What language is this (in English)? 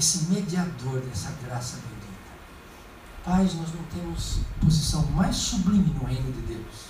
Portuguese